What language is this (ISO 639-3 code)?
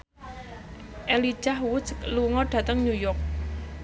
jav